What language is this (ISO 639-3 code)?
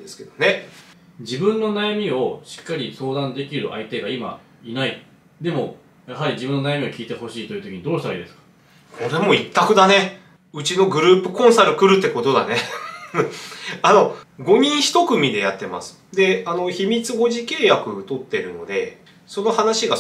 jpn